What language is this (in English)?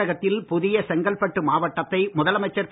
Tamil